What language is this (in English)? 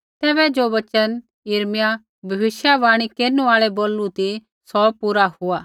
Kullu Pahari